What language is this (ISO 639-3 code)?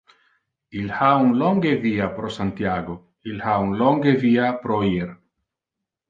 ina